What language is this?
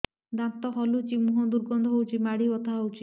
Odia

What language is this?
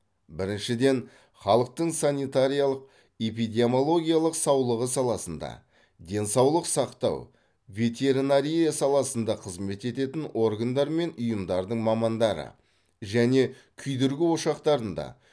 Kazakh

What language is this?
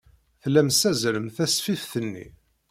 Kabyle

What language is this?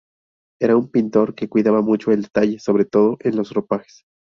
Spanish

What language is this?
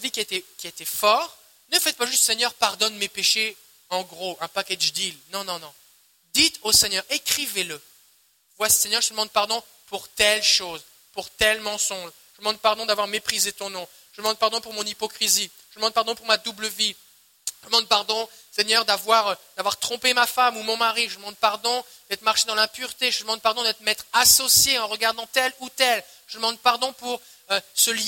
French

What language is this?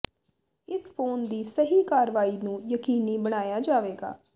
Punjabi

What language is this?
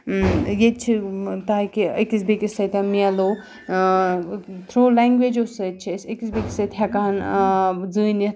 Kashmiri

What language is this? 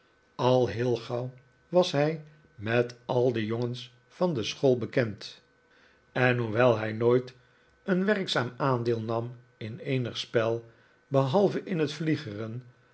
Dutch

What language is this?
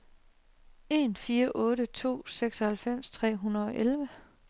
Danish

